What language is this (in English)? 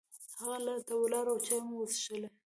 Pashto